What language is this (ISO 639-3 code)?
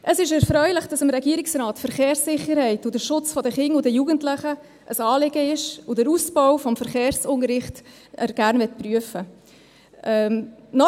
gsw